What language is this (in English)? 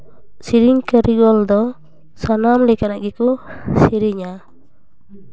Santali